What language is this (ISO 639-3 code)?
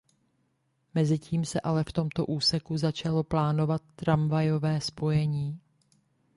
ces